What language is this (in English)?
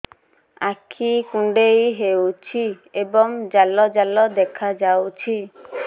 Odia